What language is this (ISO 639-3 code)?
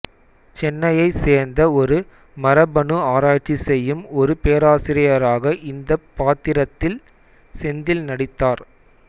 tam